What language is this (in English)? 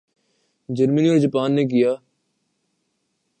Urdu